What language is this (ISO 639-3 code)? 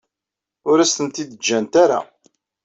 kab